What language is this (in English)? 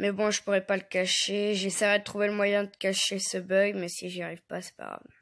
French